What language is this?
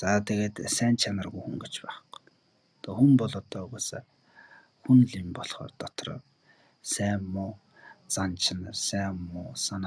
Romanian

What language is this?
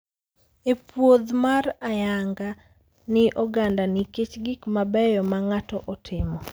Luo (Kenya and Tanzania)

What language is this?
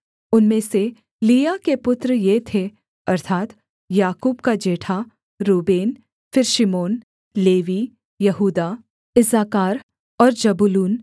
Hindi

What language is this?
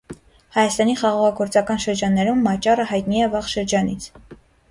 Armenian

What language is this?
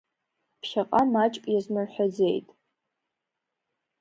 Abkhazian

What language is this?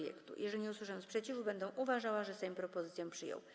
Polish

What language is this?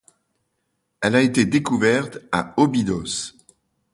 French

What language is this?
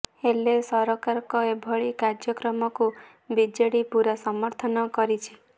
Odia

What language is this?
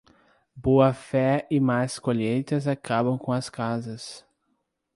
Portuguese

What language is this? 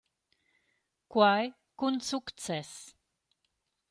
Romansh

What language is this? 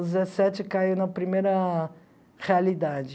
Portuguese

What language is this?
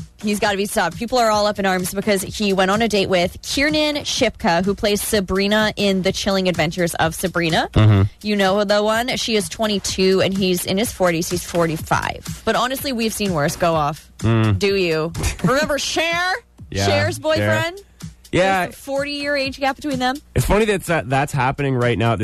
English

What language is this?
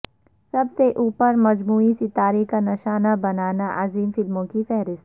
Urdu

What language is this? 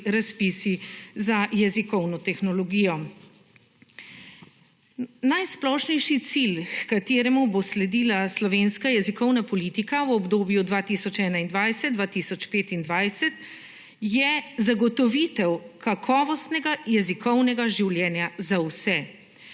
Slovenian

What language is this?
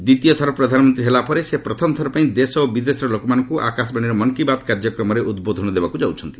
Odia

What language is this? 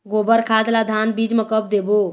Chhattisgarhi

